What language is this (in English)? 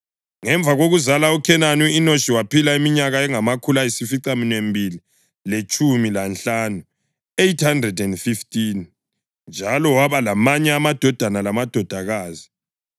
North Ndebele